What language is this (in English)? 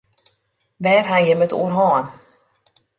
Western Frisian